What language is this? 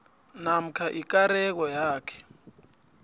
South Ndebele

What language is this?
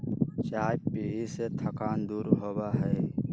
Magahi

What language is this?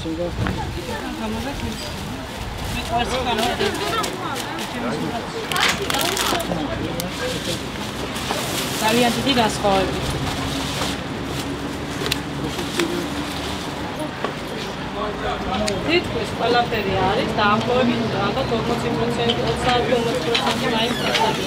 Romanian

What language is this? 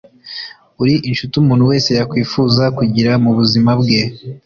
Kinyarwanda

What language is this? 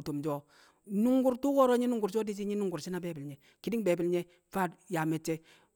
Kamo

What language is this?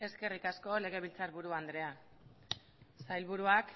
Basque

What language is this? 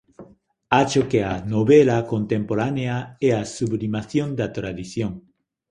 Galician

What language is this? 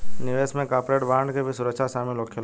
Bhojpuri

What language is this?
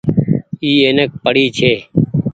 Goaria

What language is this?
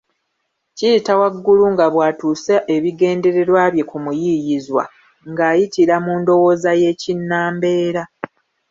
Ganda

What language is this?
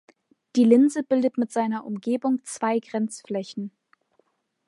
German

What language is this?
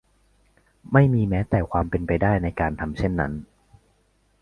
Thai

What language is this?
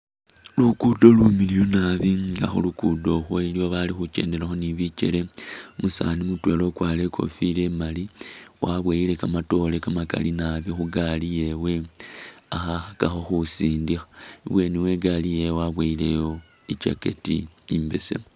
Masaaba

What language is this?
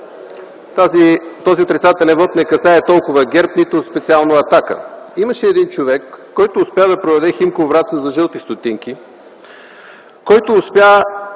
Bulgarian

